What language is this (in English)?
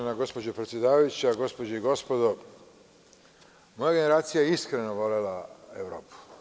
Serbian